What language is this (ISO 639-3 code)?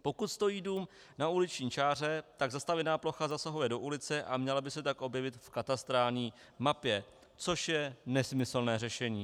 ces